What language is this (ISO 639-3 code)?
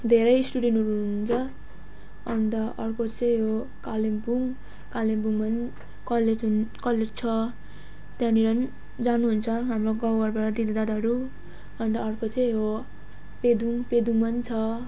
nep